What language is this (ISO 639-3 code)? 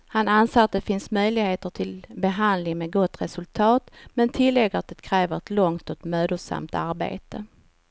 swe